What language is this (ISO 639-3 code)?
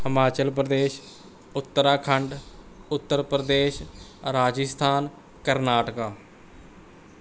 pan